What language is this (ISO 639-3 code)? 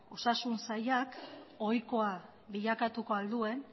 eus